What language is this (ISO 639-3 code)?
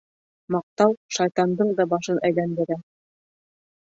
bak